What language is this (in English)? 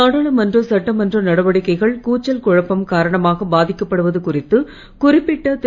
Tamil